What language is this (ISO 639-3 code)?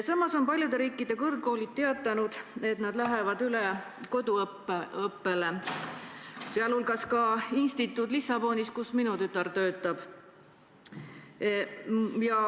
est